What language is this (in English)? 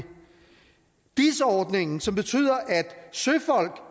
Danish